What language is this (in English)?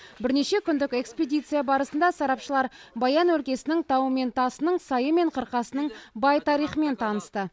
Kazakh